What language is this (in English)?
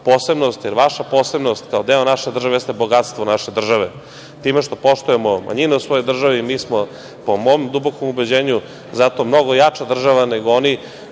Serbian